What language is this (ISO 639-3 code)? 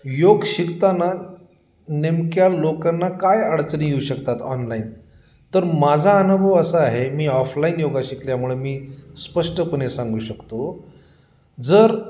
mar